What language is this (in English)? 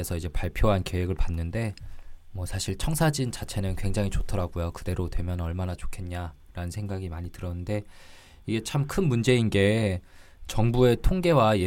Korean